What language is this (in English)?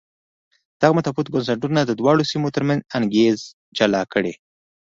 Pashto